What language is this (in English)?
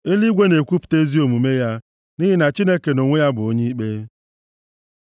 Igbo